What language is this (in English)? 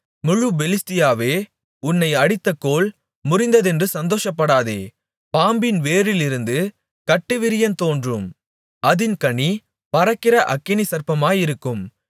Tamil